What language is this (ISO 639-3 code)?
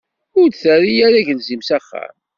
kab